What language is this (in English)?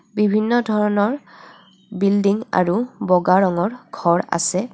Assamese